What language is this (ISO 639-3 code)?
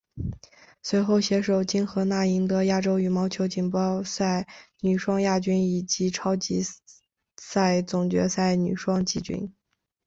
zho